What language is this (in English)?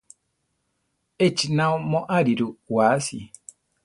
Central Tarahumara